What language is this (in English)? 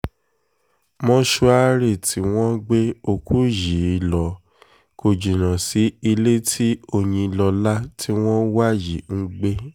Yoruba